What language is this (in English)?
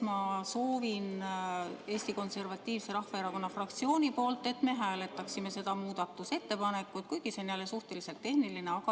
Estonian